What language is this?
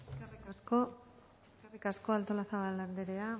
Basque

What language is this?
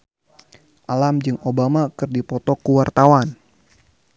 Sundanese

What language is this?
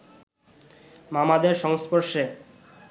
Bangla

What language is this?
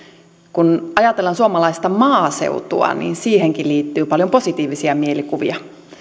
Finnish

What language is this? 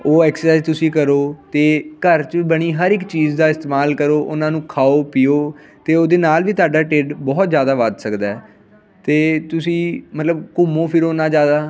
Punjabi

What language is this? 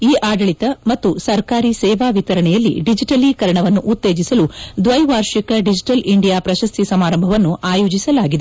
Kannada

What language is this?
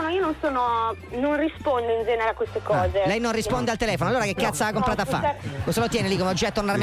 Italian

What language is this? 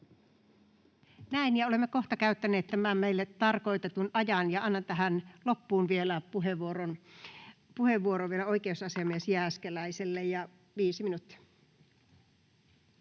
Finnish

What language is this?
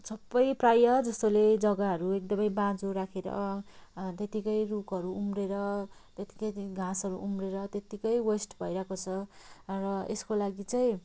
Nepali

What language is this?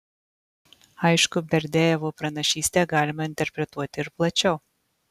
Lithuanian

